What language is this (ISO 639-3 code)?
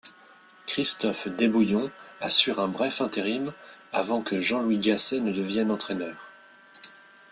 fra